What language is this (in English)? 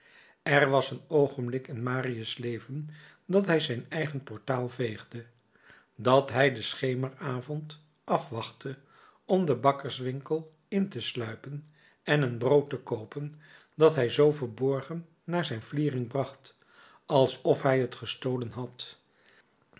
Dutch